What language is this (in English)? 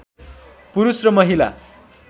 Nepali